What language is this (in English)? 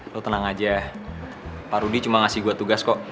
Indonesian